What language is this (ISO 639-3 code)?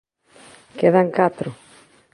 glg